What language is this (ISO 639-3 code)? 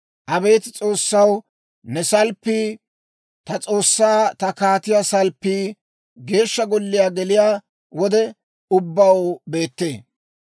dwr